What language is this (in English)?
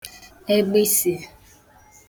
Igbo